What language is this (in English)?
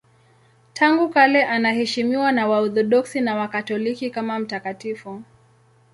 Swahili